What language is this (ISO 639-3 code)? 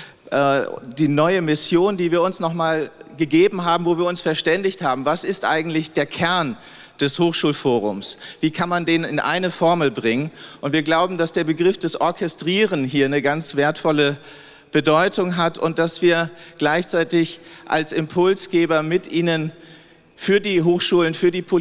deu